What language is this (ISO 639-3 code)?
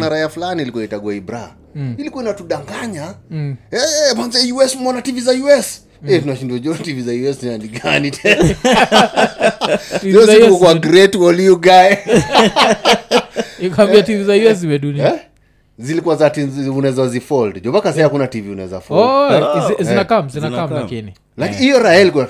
swa